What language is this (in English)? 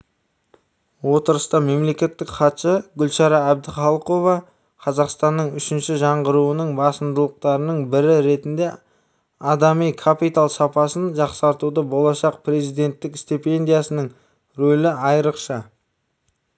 Kazakh